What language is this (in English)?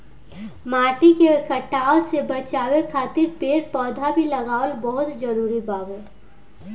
Bhojpuri